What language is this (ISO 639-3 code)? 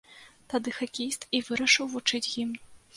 bel